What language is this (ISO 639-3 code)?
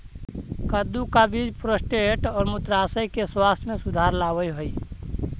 mag